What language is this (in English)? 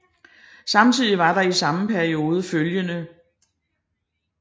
Danish